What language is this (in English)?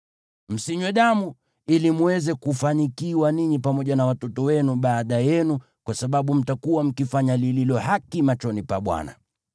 Swahili